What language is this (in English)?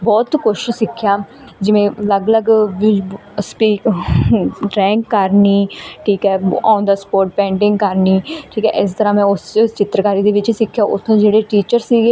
Punjabi